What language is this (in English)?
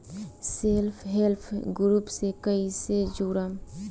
Bhojpuri